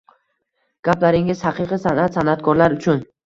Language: Uzbek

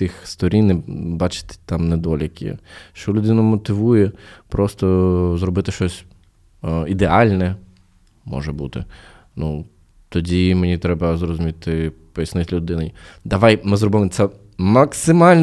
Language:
Ukrainian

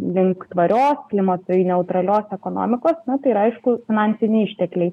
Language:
Lithuanian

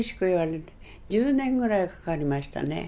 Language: Japanese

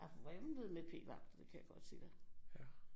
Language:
Danish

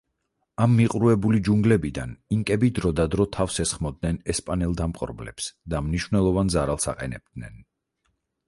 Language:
Georgian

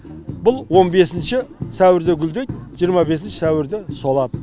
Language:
Kazakh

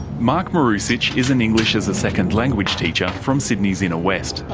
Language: English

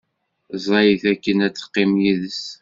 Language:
Kabyle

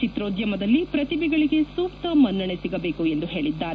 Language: Kannada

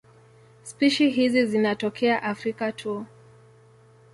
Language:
Swahili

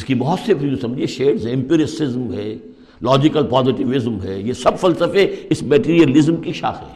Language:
Urdu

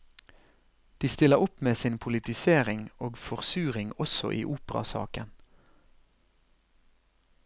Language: Norwegian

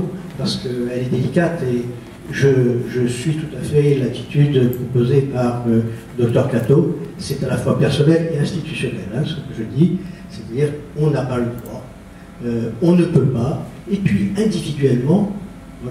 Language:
French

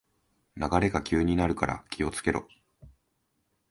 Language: Japanese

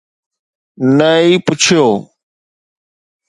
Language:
Sindhi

